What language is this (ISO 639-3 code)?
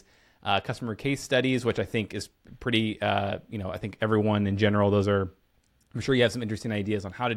eng